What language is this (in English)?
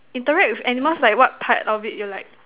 English